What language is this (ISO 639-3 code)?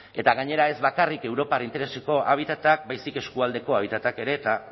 eus